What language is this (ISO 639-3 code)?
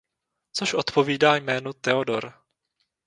ces